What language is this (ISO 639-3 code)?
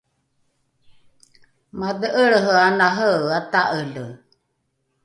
dru